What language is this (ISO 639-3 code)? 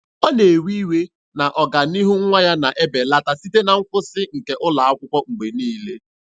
ibo